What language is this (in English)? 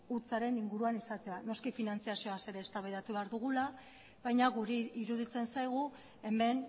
Basque